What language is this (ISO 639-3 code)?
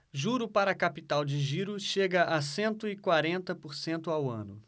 por